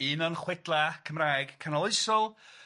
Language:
Welsh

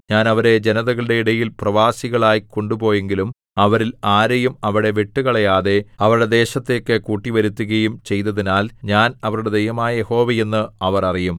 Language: Malayalam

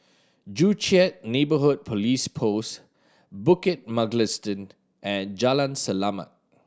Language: English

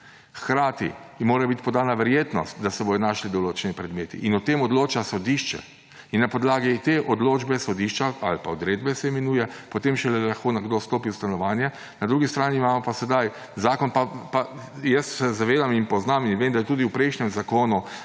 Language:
Slovenian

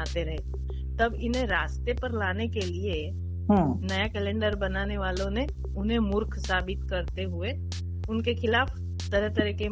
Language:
Hindi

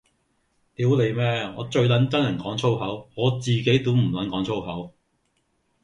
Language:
Cantonese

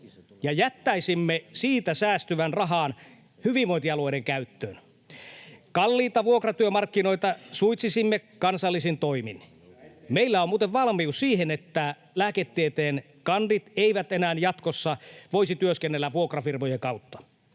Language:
Finnish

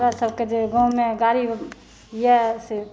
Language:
Maithili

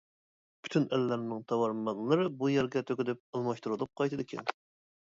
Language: Uyghur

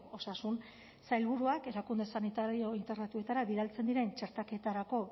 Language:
Basque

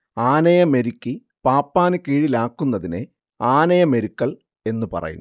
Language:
Malayalam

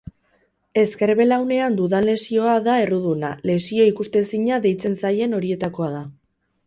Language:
Basque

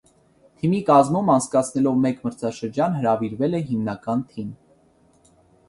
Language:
Armenian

